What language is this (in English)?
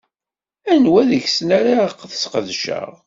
Kabyle